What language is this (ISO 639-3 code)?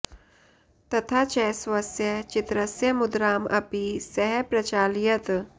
san